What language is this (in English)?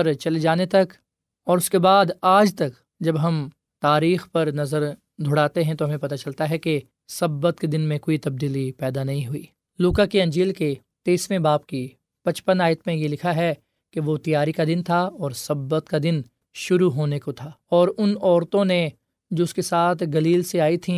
Urdu